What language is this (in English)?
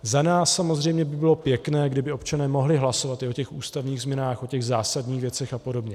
Czech